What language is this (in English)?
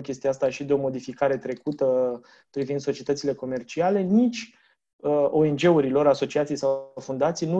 Romanian